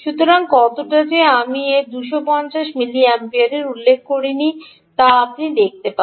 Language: Bangla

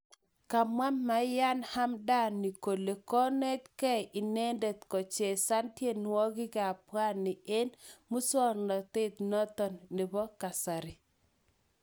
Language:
Kalenjin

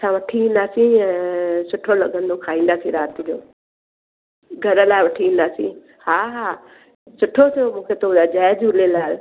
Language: Sindhi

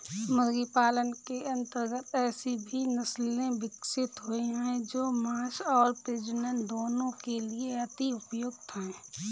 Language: Hindi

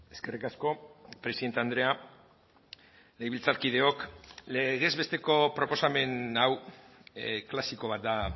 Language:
Basque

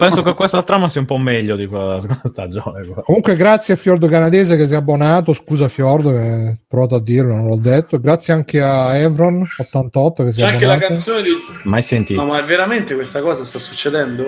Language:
Italian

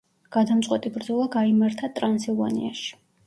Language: Georgian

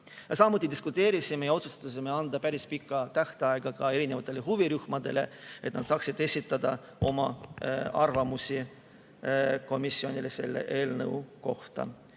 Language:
Estonian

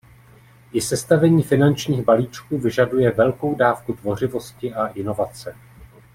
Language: Czech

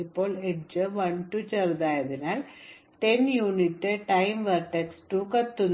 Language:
Malayalam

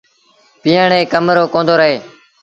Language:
Sindhi Bhil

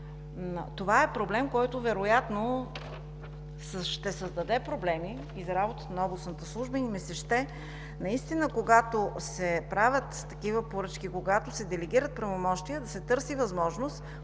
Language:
Bulgarian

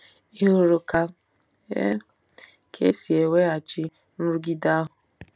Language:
Igbo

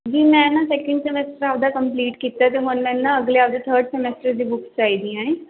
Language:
Punjabi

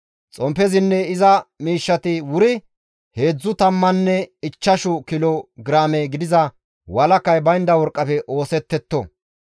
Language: Gamo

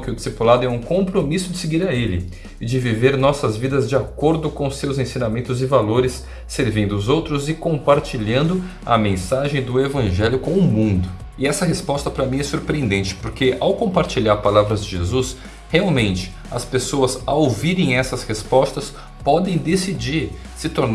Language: Portuguese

